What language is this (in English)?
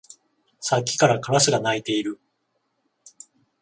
Japanese